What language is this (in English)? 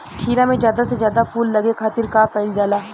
Bhojpuri